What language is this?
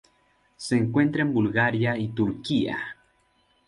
Spanish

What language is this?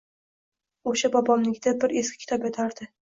Uzbek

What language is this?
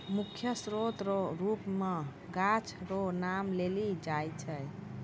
Maithili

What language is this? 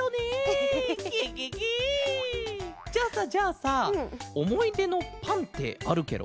Japanese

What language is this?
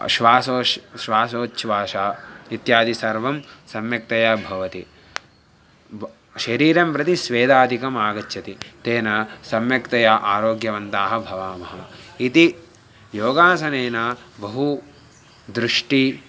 Sanskrit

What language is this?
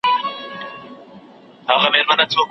Pashto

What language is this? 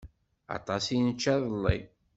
Kabyle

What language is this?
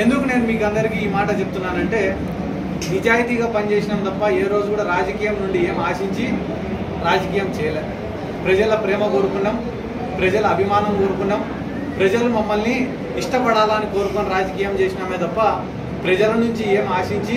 Telugu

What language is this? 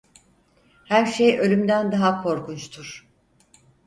Turkish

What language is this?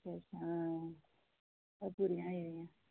Dogri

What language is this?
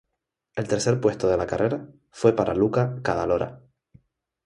Spanish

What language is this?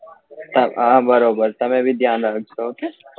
Gujarati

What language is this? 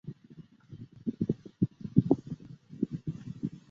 Chinese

